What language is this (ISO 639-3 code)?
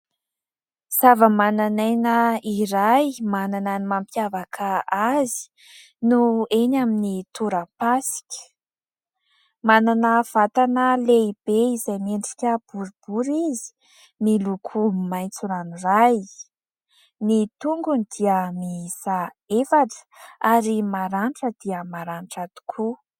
mlg